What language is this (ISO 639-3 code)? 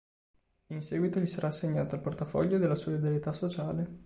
ita